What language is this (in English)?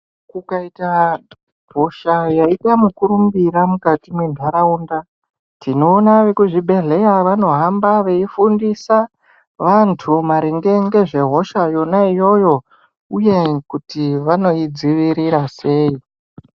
Ndau